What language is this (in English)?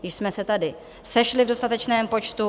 Czech